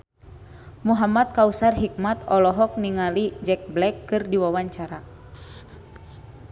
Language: Sundanese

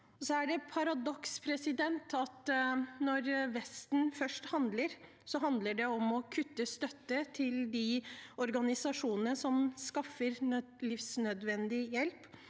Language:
Norwegian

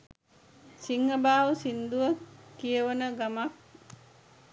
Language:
Sinhala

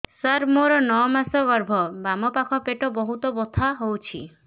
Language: Odia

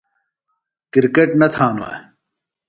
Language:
Phalura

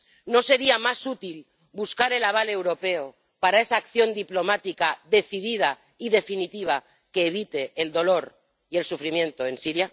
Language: Spanish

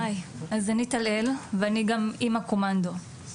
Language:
Hebrew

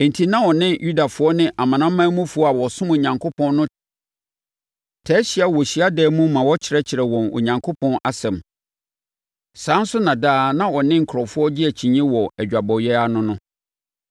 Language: Akan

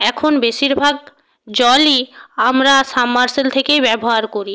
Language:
Bangla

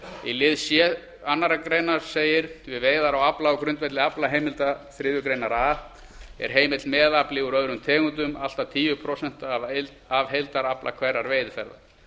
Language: Icelandic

